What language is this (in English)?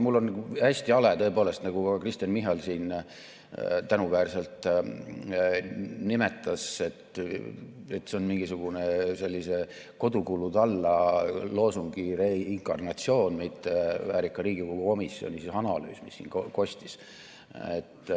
Estonian